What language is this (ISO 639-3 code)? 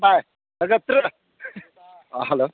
mni